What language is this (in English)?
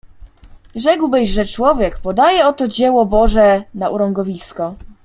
Polish